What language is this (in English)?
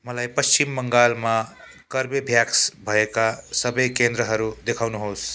Nepali